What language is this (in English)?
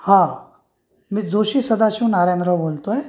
Marathi